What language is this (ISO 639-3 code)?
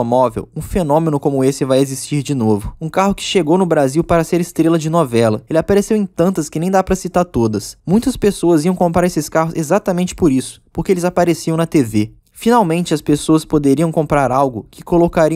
por